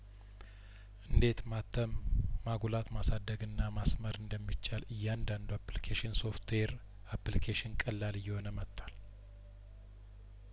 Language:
Amharic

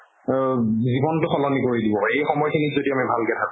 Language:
Assamese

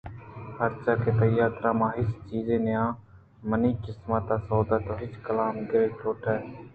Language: Eastern Balochi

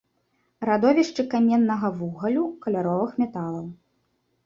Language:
Belarusian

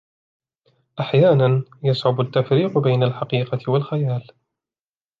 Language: Arabic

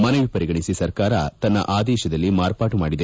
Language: Kannada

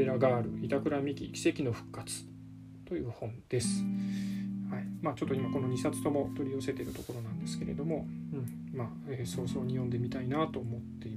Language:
Japanese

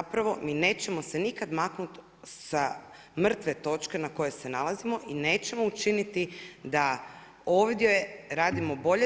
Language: Croatian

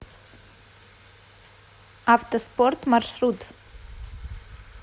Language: Russian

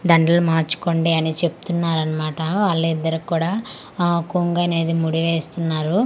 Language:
Telugu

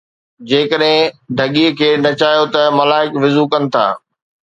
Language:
Sindhi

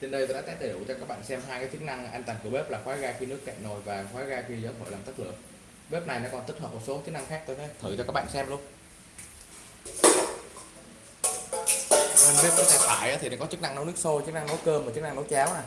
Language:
Vietnamese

